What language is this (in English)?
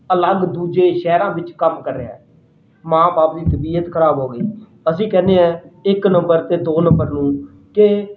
Punjabi